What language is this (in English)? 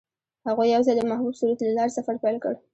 Pashto